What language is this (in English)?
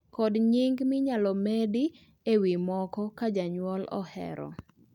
Luo (Kenya and Tanzania)